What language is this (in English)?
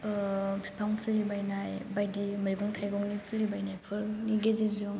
Bodo